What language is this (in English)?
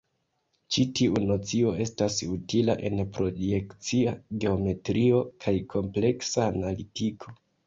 Esperanto